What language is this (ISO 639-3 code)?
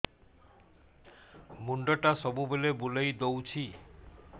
ori